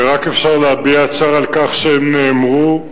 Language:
Hebrew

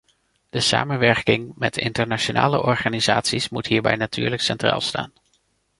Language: Dutch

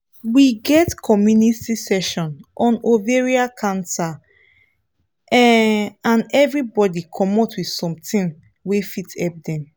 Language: Nigerian Pidgin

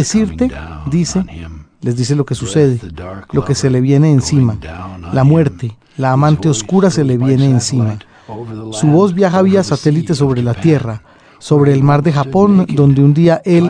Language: Spanish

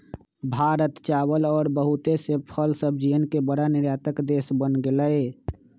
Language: Magahi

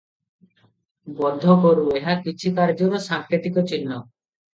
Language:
Odia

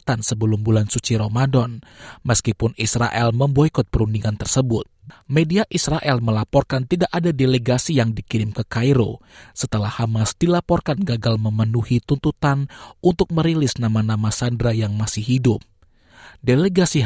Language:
Indonesian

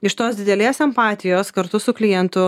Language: Lithuanian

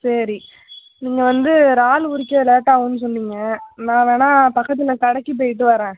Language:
Tamil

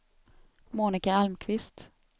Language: Swedish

